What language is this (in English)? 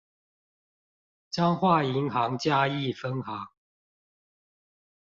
Chinese